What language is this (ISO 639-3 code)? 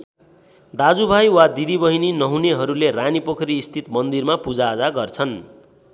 nep